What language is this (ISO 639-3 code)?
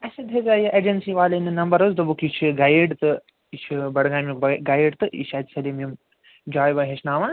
kas